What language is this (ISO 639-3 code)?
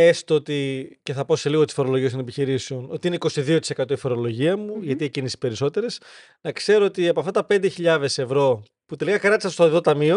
ell